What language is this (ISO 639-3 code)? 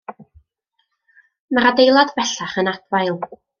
cym